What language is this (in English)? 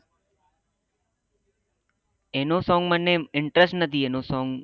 Gujarati